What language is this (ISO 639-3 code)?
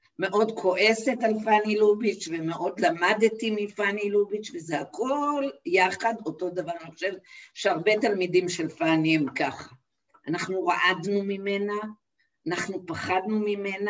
heb